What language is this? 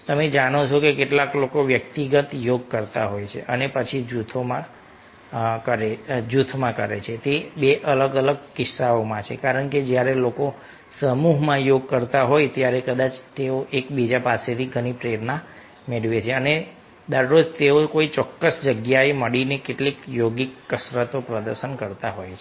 Gujarati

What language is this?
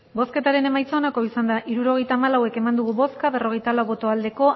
Basque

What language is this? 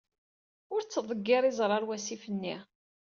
Kabyle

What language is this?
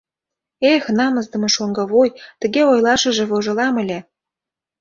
Mari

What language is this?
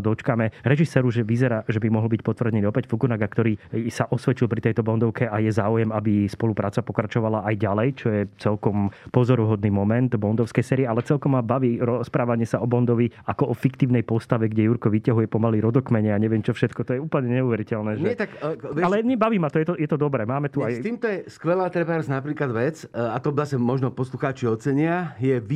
Slovak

